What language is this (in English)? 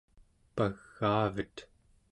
Central Yupik